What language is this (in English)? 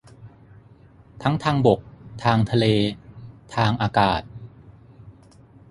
Thai